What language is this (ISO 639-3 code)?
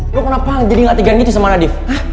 ind